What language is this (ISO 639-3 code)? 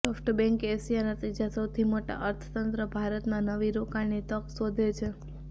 guj